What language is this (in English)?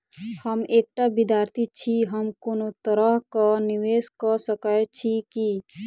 Maithili